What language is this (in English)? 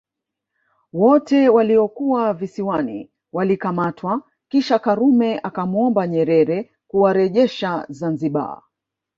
Swahili